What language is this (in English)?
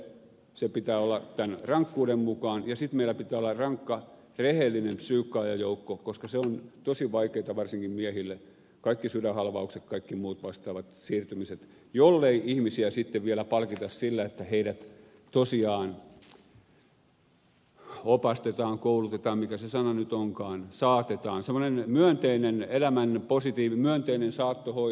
Finnish